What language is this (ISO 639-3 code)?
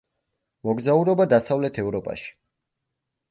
kat